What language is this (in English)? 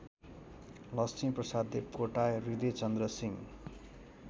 Nepali